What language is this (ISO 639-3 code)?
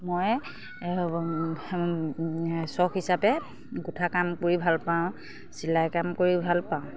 asm